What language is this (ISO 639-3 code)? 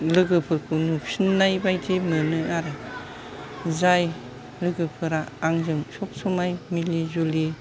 brx